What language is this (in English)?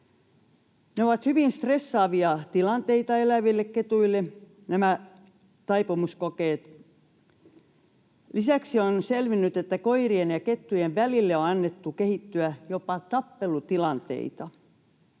Finnish